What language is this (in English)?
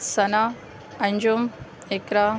Urdu